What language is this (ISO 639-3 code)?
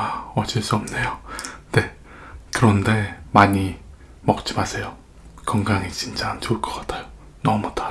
kor